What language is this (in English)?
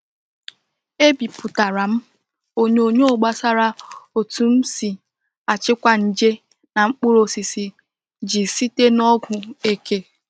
Igbo